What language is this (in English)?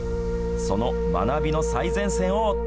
Japanese